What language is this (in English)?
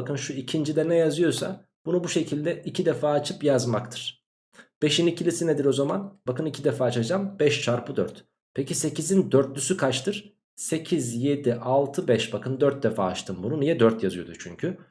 Turkish